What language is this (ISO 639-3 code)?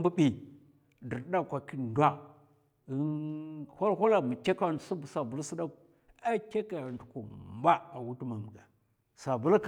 maf